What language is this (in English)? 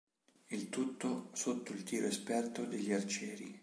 Italian